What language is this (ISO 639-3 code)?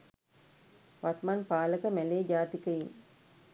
sin